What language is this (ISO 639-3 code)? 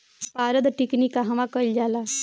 bho